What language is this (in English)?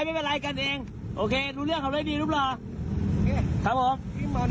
Thai